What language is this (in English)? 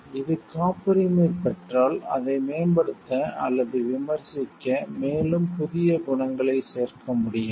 Tamil